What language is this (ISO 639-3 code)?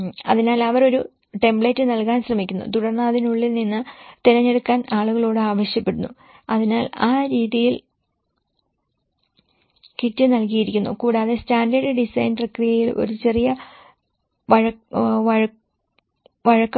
mal